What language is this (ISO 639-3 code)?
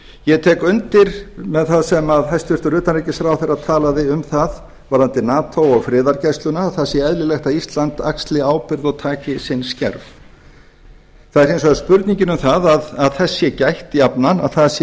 isl